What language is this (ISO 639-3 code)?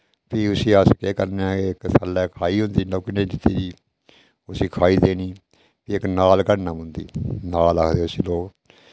doi